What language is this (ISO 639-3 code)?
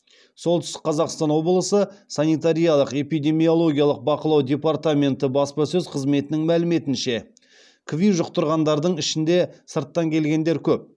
kaz